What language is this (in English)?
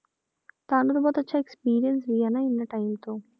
Punjabi